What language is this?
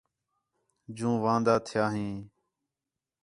Khetrani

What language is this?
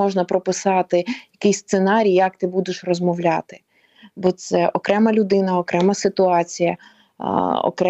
Ukrainian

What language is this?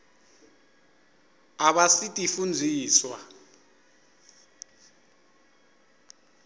Swati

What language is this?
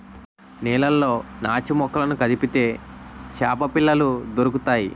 Telugu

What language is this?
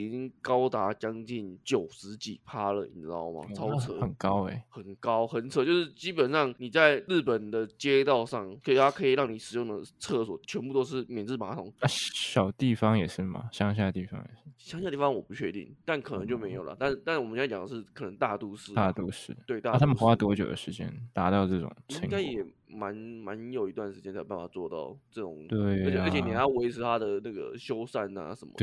Chinese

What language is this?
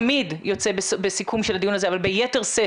Hebrew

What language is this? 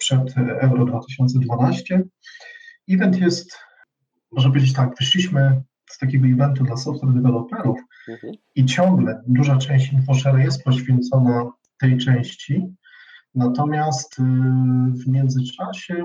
Polish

